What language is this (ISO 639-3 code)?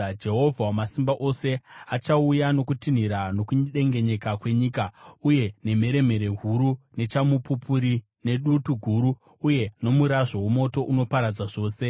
sna